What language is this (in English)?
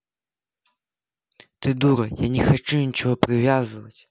Russian